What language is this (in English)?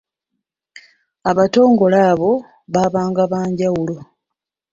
Ganda